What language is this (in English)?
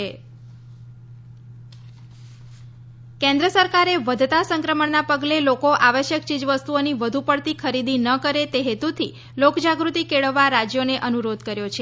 Gujarati